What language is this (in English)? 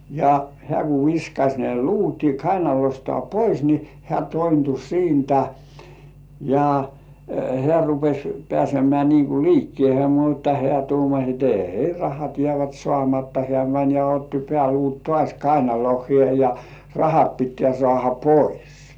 Finnish